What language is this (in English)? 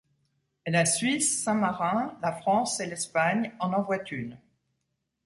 French